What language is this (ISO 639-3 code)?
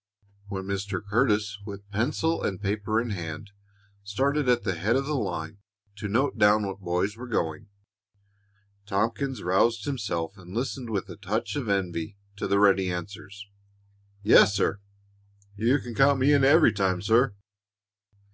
eng